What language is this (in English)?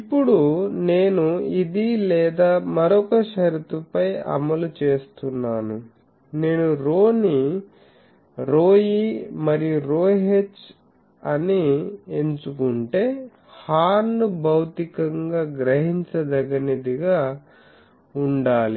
Telugu